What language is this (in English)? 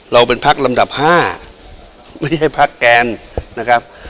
Thai